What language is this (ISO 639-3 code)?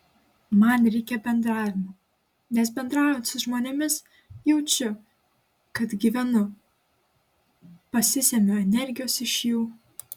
lit